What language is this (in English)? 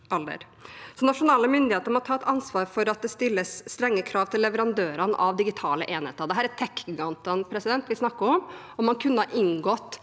Norwegian